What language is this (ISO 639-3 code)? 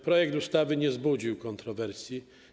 pol